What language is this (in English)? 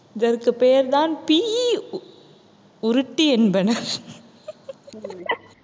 Tamil